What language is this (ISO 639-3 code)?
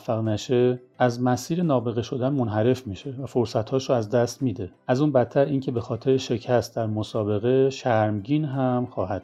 fas